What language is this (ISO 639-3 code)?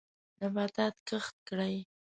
pus